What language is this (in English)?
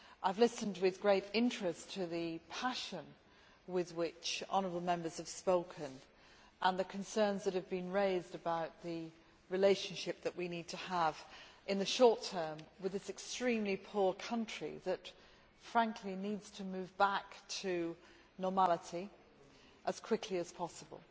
English